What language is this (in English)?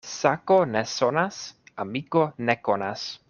Esperanto